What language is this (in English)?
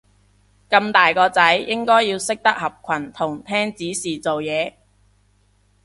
Cantonese